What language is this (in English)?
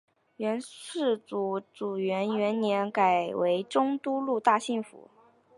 Chinese